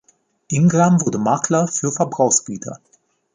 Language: German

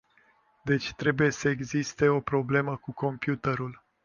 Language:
Romanian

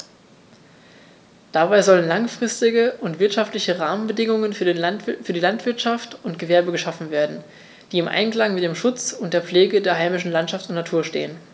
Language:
German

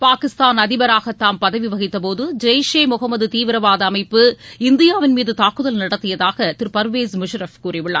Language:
Tamil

